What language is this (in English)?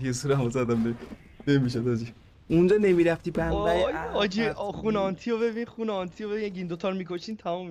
Persian